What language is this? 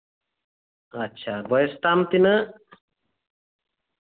Santali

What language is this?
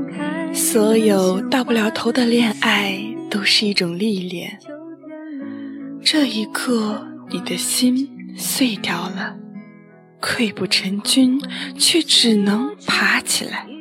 Chinese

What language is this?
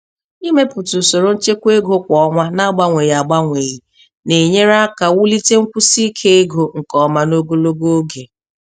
Igbo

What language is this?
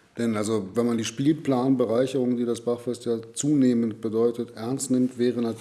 German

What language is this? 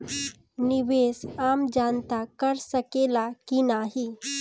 Bhojpuri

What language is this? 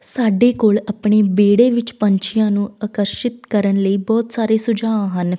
Punjabi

